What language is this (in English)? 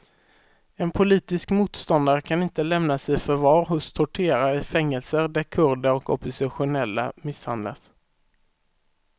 Swedish